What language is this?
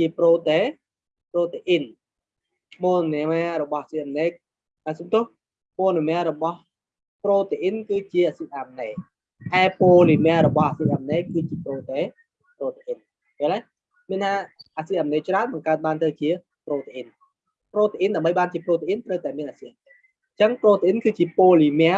Vietnamese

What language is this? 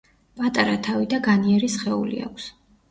Georgian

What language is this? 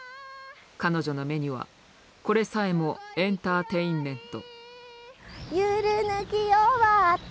Japanese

